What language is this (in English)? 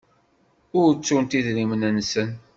Kabyle